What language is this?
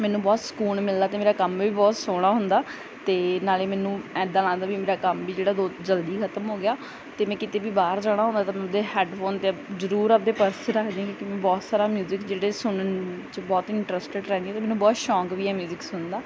Punjabi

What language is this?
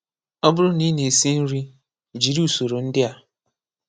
Igbo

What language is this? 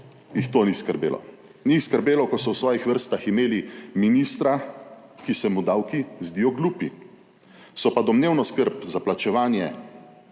Slovenian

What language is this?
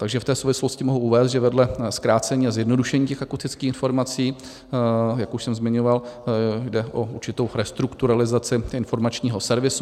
Czech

